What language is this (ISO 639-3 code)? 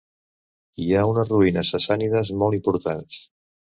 cat